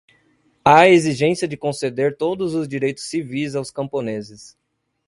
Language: Portuguese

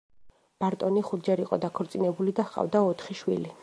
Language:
Georgian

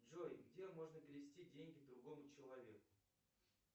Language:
Russian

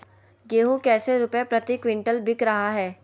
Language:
Magahi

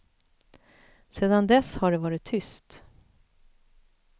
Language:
Swedish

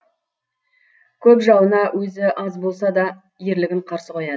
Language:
Kazakh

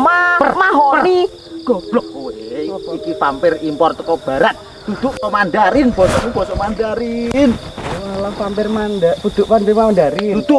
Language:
Indonesian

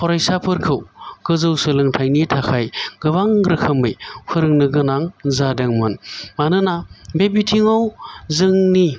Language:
Bodo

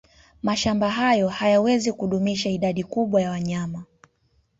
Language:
Swahili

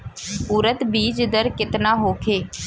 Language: Bhojpuri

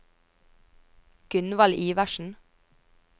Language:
Norwegian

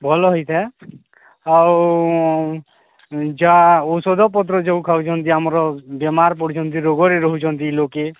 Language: Odia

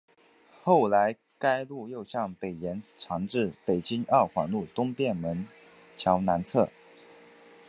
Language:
Chinese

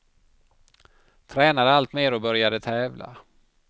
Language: Swedish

